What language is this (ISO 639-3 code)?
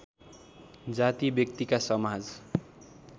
nep